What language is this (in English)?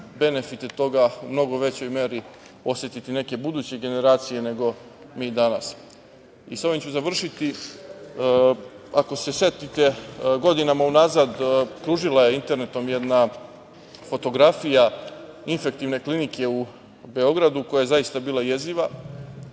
Serbian